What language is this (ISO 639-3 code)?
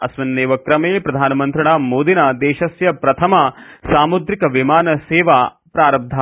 san